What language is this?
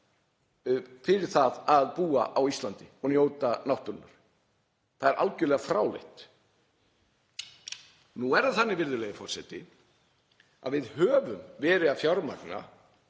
Icelandic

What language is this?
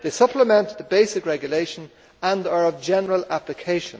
English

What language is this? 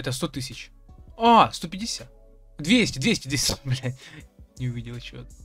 Russian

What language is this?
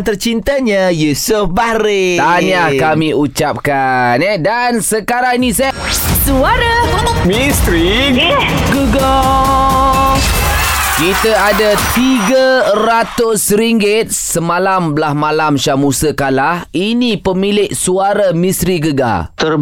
Malay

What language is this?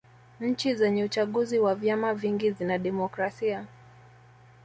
Swahili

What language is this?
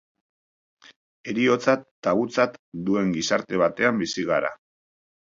Basque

